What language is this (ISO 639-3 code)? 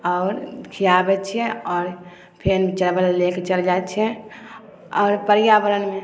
mai